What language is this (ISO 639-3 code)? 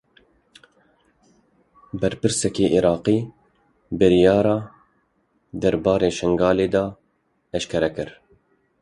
kur